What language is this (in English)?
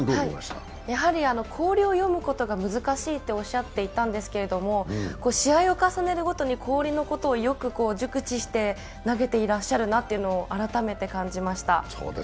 Japanese